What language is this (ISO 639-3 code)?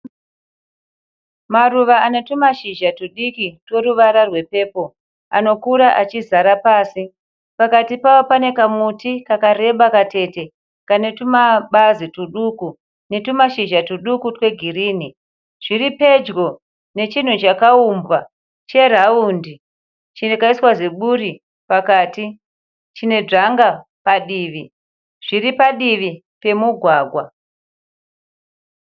sna